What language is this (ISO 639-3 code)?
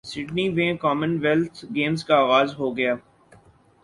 urd